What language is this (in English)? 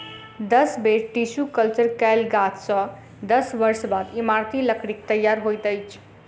Maithili